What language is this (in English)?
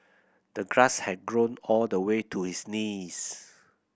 English